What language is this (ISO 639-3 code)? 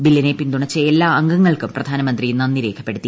mal